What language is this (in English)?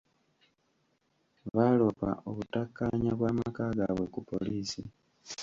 Ganda